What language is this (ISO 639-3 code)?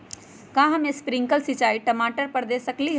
mag